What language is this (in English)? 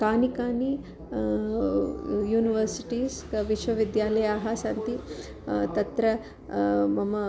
Sanskrit